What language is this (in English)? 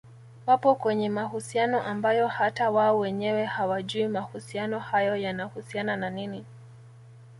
Swahili